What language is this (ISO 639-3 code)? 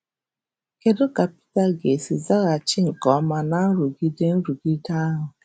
ibo